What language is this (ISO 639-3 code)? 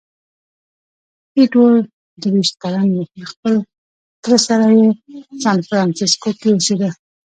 pus